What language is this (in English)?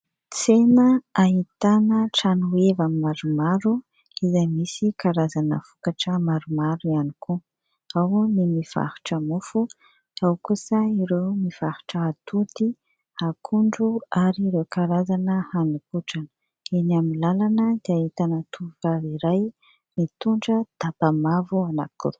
Malagasy